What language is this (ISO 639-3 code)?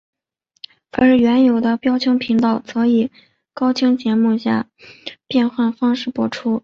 zho